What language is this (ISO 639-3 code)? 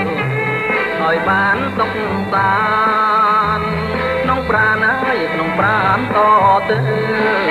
tha